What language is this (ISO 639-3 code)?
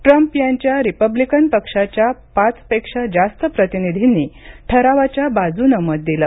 mar